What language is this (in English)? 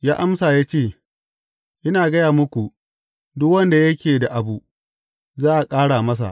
Hausa